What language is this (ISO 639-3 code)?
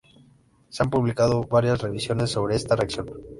spa